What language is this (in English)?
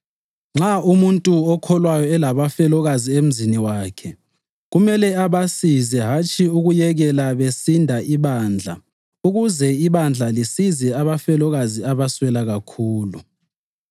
North Ndebele